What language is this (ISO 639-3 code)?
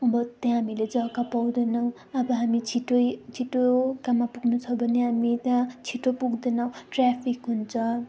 nep